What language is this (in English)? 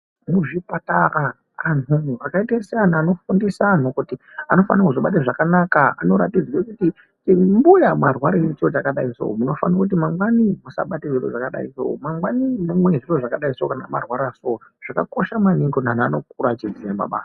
Ndau